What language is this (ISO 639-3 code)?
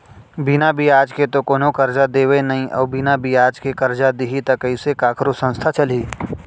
hne